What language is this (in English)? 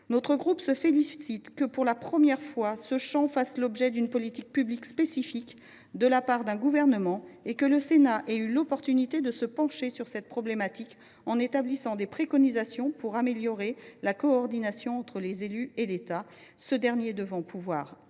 French